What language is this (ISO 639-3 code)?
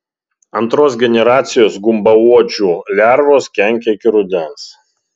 lit